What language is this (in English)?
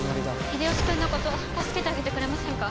Japanese